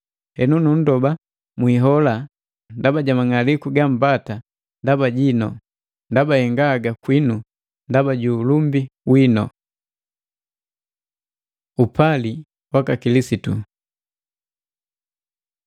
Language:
Matengo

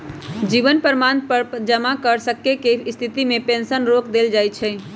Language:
Magahi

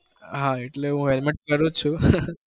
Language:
Gujarati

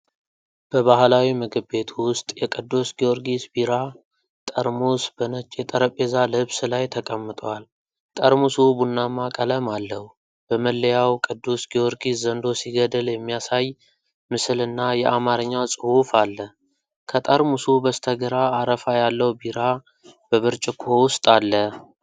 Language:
Amharic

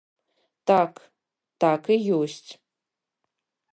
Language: Belarusian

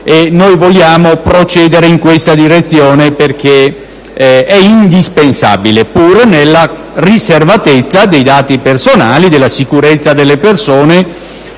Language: Italian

